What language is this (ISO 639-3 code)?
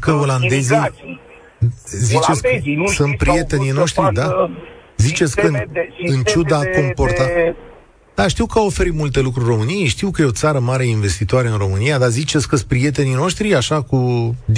ron